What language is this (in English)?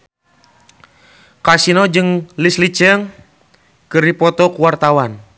Sundanese